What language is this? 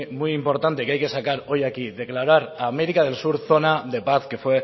Spanish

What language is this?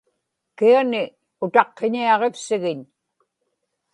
Inupiaq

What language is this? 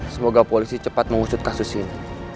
Indonesian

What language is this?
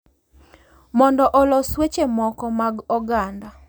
Luo (Kenya and Tanzania)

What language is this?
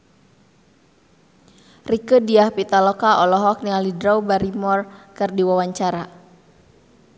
Sundanese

